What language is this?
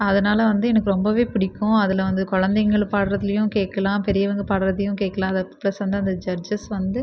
Tamil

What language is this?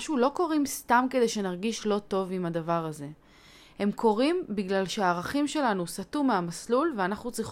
Hebrew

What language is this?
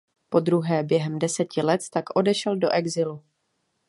Czech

